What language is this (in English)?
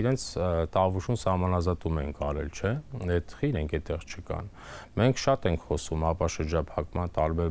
Romanian